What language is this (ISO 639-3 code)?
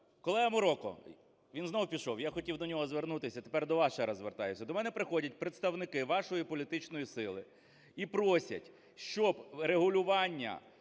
ukr